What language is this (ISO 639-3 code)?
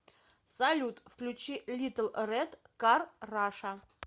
rus